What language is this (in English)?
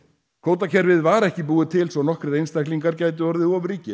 Icelandic